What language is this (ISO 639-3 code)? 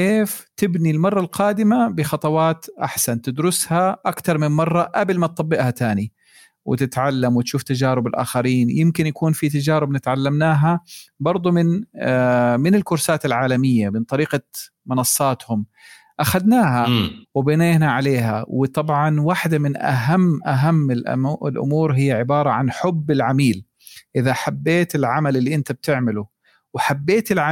ara